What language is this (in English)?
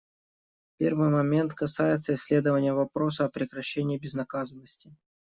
Russian